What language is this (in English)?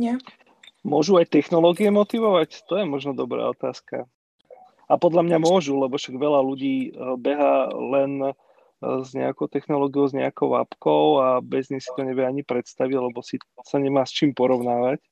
Slovak